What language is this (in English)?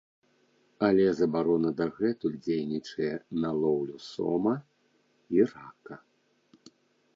Belarusian